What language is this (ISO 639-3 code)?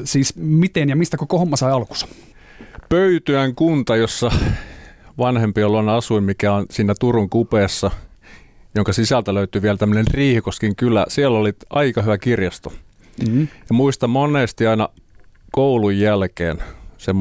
fin